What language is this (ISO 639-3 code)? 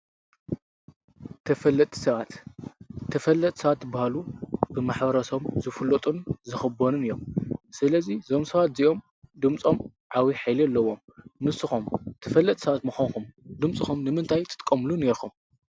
tir